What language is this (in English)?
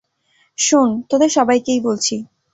Bangla